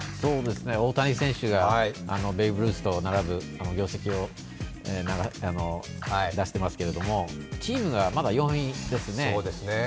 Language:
Japanese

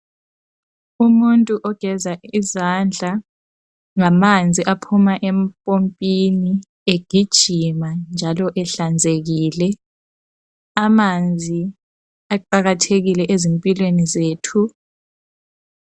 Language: North Ndebele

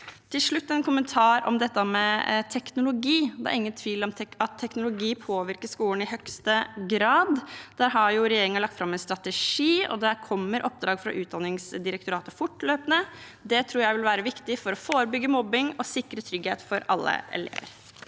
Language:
Norwegian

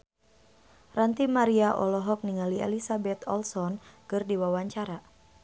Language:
Sundanese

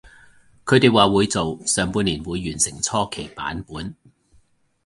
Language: Cantonese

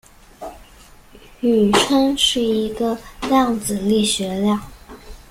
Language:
Chinese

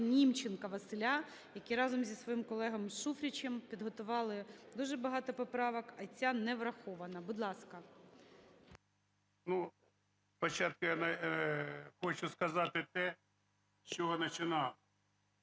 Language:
Ukrainian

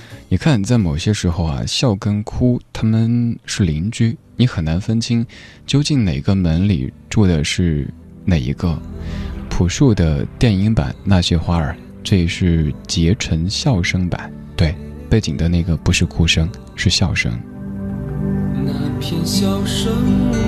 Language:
Chinese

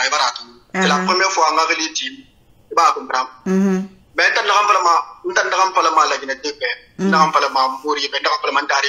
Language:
French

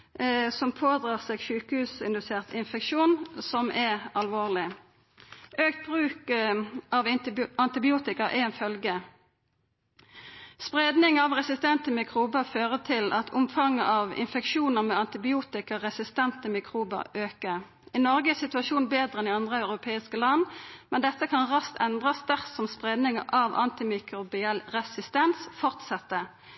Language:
Norwegian Nynorsk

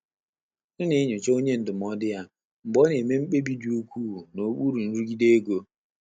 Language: Igbo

